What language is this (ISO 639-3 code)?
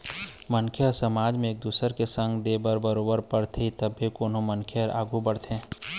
hne